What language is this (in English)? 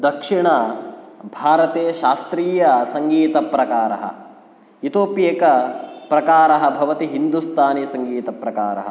Sanskrit